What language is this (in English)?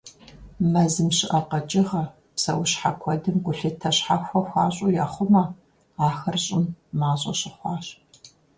Kabardian